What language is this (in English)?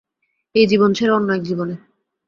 Bangla